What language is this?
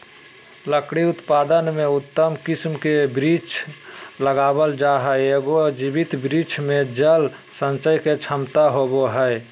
Magahi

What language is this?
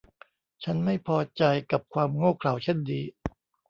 Thai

